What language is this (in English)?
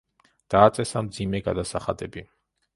Georgian